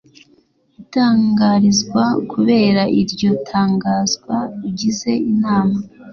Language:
Kinyarwanda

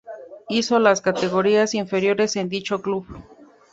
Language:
Spanish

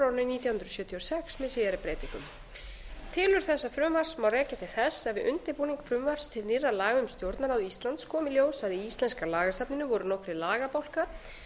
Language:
Icelandic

